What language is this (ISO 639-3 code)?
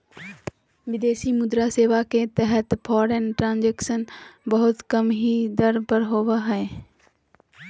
mag